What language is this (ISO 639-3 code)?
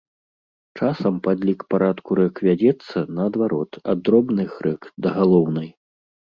bel